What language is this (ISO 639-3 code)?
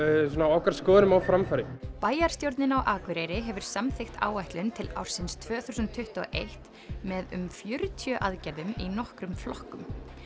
isl